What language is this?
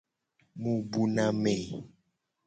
Gen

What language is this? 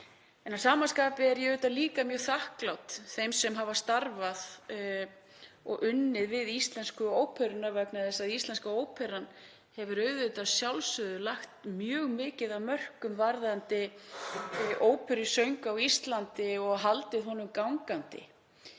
Icelandic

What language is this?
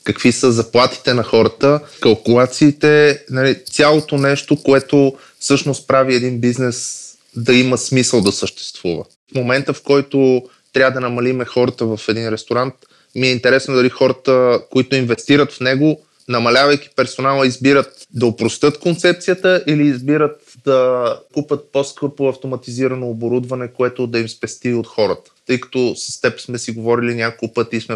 Bulgarian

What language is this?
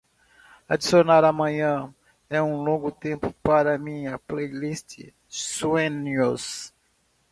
Portuguese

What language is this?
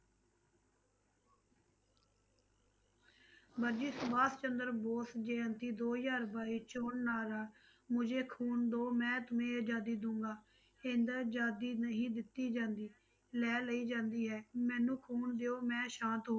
Punjabi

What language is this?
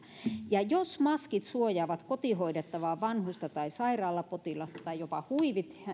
Finnish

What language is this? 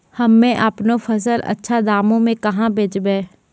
Maithili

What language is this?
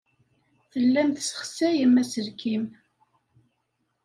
Kabyle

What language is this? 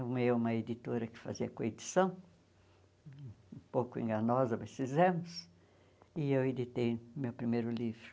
Portuguese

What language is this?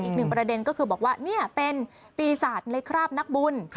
Thai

